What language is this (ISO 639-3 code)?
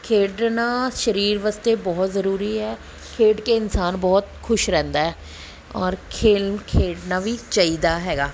pan